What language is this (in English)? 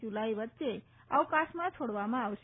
Gujarati